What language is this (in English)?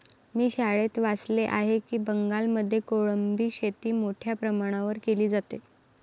Marathi